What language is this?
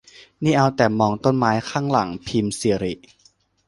Thai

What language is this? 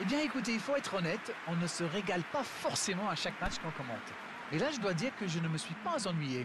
French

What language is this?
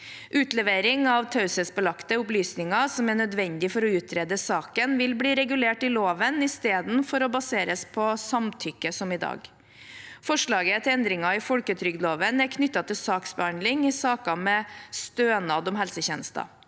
Norwegian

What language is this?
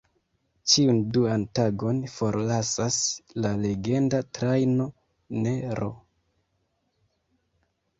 Esperanto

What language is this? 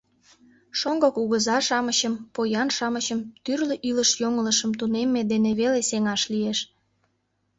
Mari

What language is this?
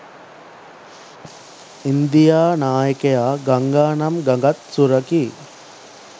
Sinhala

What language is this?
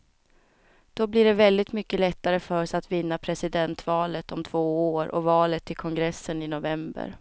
Swedish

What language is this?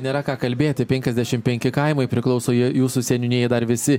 Lithuanian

